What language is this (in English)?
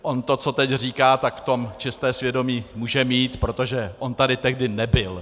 Czech